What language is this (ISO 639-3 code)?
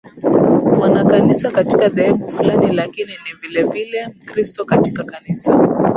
swa